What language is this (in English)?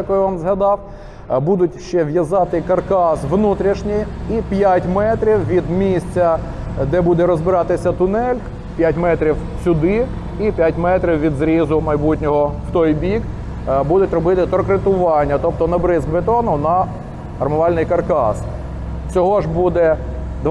Ukrainian